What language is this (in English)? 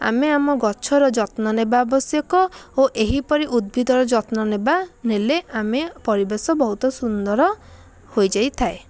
Odia